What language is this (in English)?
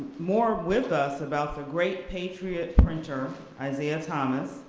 English